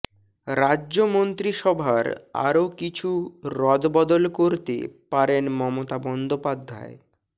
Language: Bangla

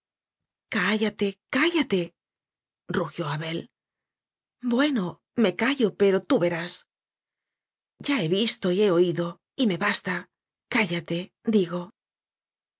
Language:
Spanish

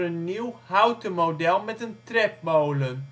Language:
Dutch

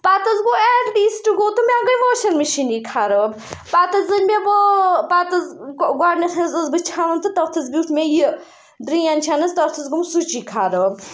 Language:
Kashmiri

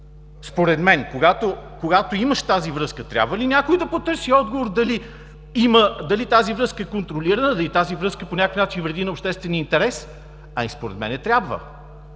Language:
Bulgarian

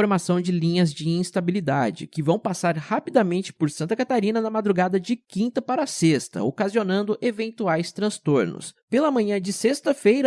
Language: Portuguese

